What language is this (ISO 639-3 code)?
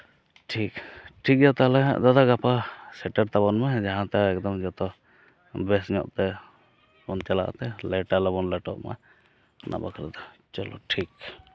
sat